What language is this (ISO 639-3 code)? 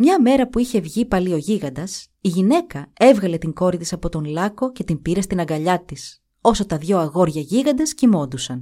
ell